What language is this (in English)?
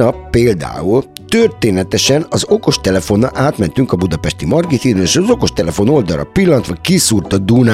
Hungarian